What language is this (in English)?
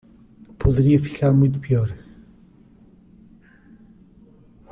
Portuguese